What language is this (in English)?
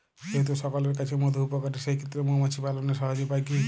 Bangla